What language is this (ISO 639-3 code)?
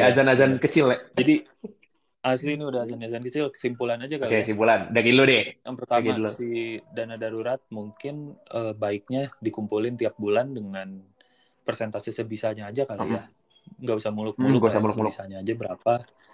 ind